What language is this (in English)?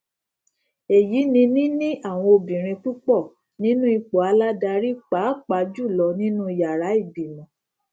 Yoruba